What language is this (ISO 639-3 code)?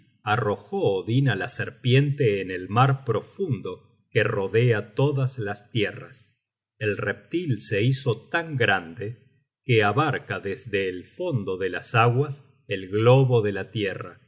spa